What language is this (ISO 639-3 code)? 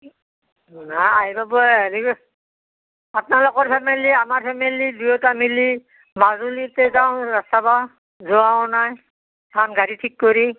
asm